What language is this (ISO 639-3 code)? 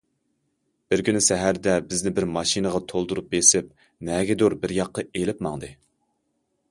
uig